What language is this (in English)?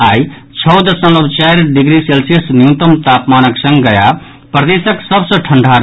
Maithili